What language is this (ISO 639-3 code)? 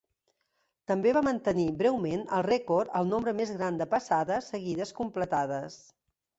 cat